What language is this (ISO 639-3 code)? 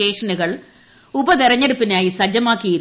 mal